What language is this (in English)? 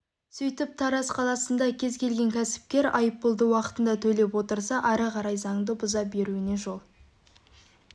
Kazakh